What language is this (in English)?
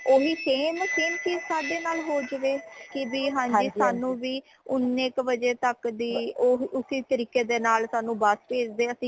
Punjabi